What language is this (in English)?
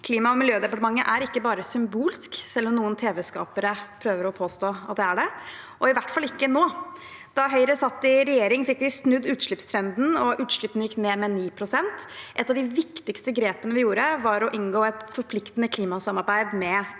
Norwegian